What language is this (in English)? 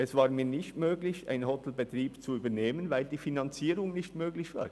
Swiss German